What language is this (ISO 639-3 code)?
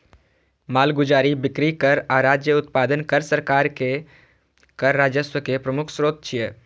mai